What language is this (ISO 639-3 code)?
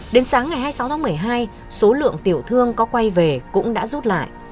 vie